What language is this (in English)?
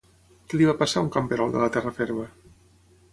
Catalan